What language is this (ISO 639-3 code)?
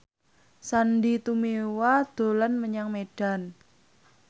jav